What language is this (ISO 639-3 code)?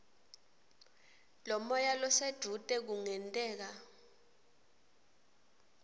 ssw